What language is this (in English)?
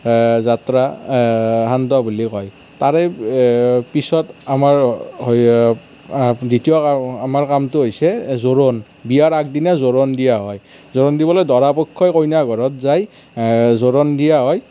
Assamese